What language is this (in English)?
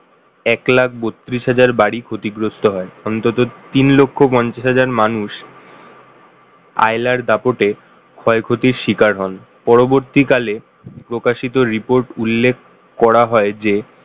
Bangla